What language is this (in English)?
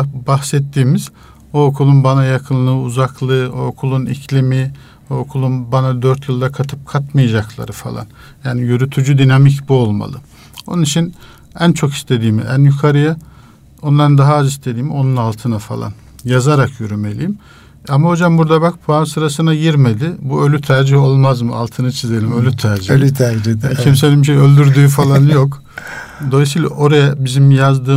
Turkish